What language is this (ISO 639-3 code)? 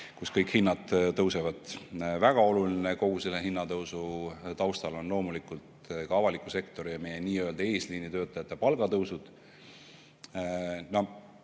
est